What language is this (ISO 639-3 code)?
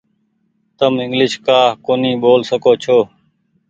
gig